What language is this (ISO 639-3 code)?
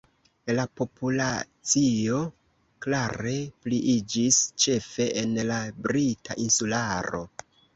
epo